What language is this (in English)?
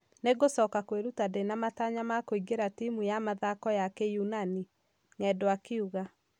Kikuyu